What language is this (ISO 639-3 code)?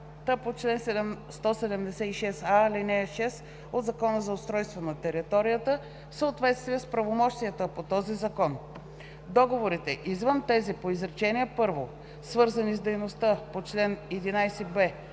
bul